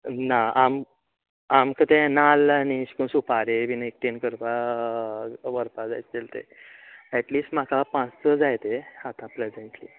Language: Konkani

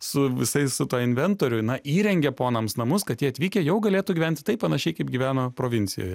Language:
Lithuanian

